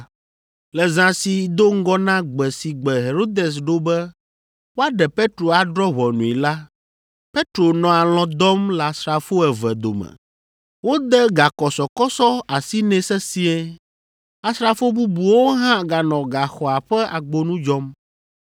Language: Ewe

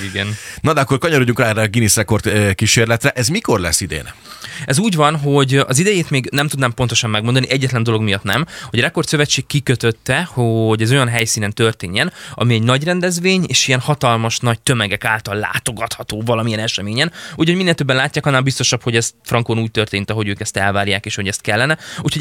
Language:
Hungarian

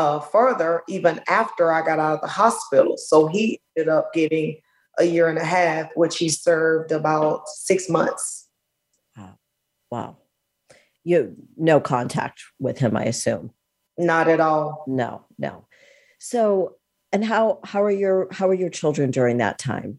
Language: English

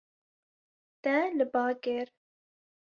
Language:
Kurdish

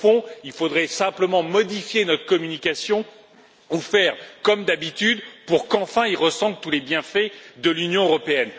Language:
French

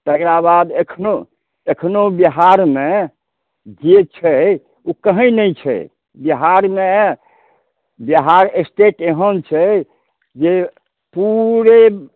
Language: Maithili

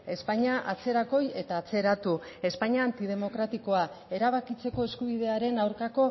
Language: Basque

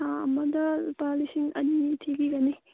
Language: Manipuri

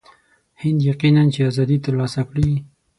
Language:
Pashto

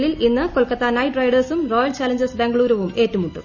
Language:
Malayalam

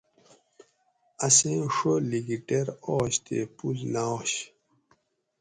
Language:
Gawri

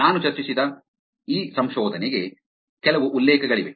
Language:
Kannada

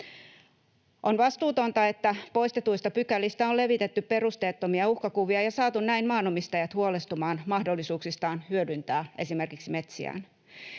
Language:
Finnish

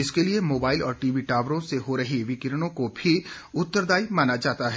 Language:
Hindi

